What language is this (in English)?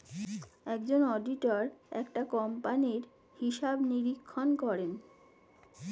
Bangla